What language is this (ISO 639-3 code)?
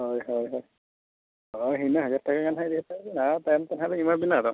sat